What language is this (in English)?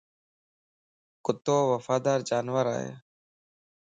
Lasi